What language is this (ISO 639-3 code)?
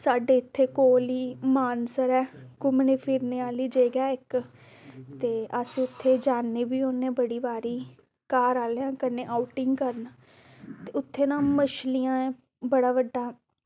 doi